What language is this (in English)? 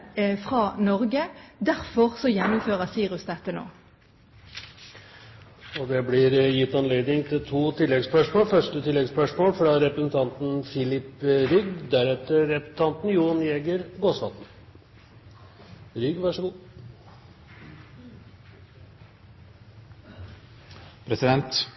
Norwegian Bokmål